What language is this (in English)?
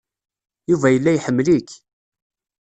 Kabyle